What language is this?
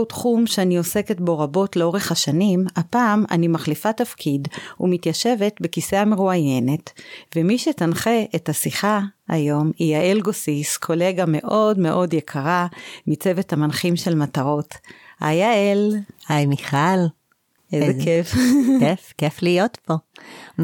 Hebrew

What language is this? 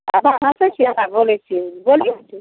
Maithili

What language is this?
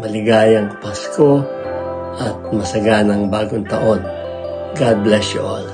Filipino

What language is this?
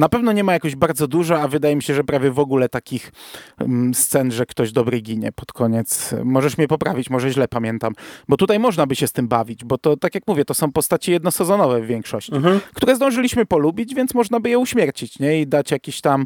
Polish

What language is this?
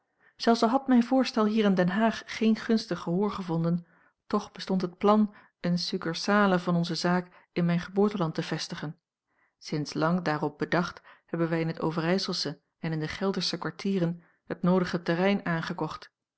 Dutch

